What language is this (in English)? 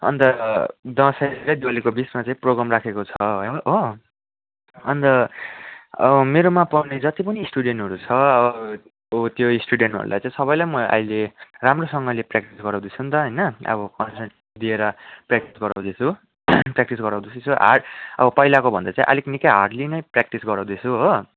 Nepali